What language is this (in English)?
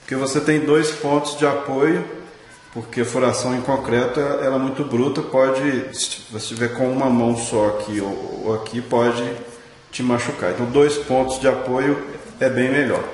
Portuguese